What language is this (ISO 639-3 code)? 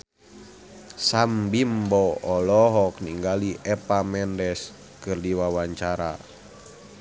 sun